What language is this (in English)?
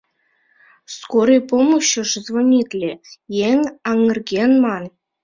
Mari